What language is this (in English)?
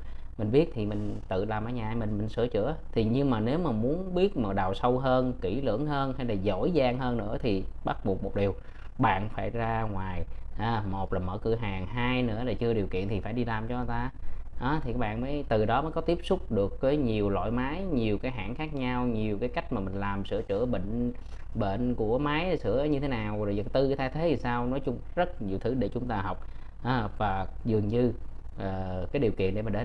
Vietnamese